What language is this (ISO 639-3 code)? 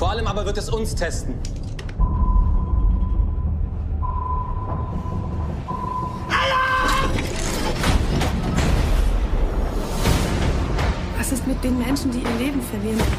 swe